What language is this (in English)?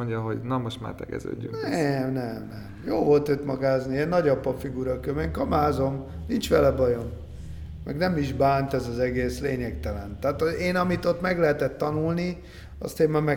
Hungarian